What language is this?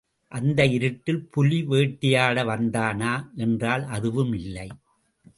Tamil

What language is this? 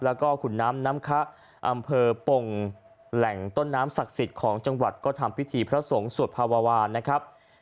Thai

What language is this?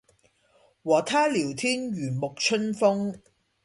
Cantonese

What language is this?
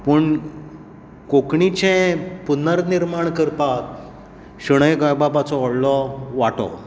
Konkani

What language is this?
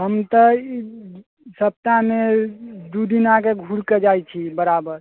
Maithili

